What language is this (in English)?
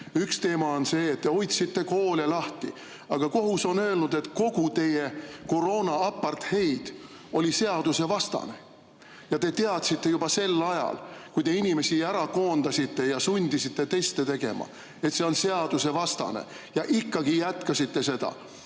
Estonian